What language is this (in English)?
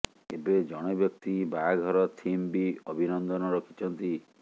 Odia